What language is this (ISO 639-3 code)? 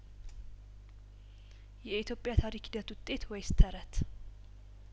amh